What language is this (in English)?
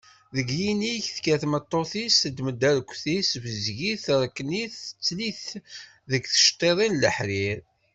Kabyle